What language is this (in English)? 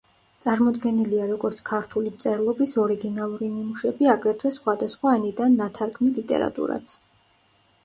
Georgian